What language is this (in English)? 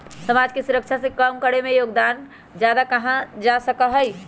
Magahi